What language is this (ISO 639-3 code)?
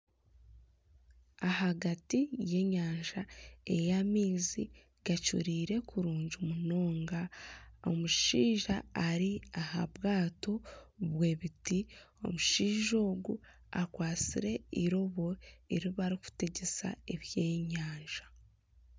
nyn